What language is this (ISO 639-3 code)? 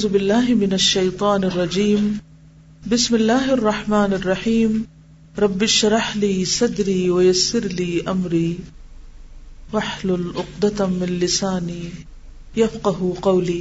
urd